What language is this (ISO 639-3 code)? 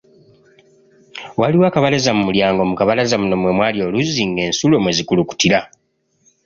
lug